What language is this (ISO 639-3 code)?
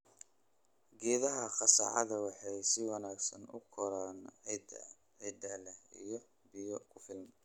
som